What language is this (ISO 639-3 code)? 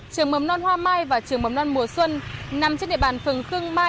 vie